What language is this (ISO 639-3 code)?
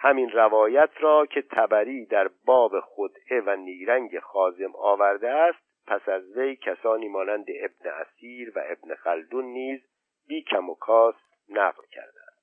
fas